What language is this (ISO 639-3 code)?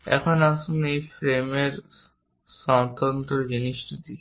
ben